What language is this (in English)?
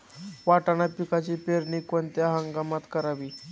Marathi